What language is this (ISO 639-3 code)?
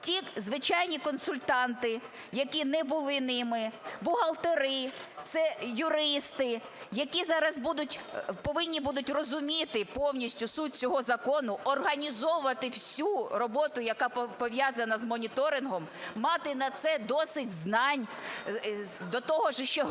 ukr